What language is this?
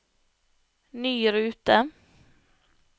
Norwegian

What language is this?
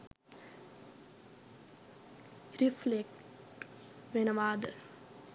Sinhala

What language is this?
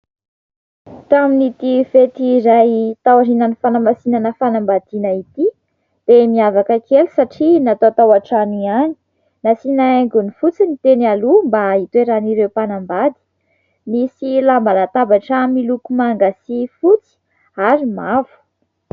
Malagasy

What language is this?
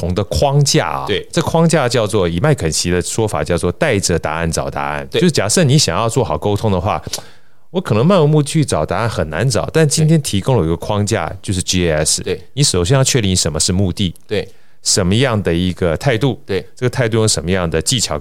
Chinese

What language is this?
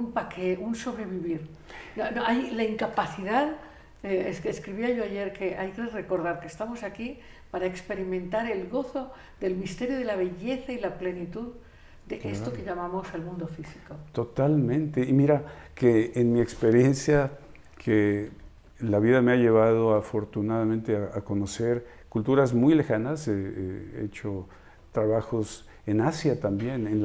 Spanish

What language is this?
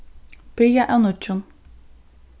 Faroese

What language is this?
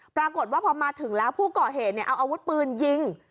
Thai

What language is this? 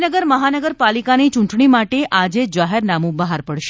Gujarati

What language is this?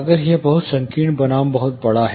Hindi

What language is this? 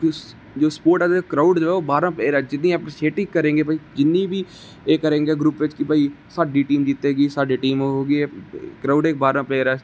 Dogri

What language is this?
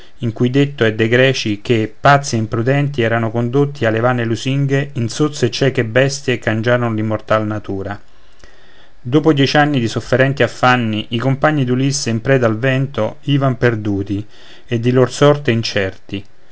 Italian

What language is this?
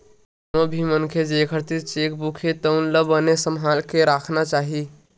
Chhattisgarhi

